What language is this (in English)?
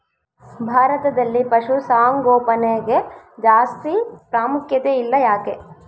Kannada